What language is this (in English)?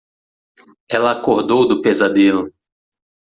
Portuguese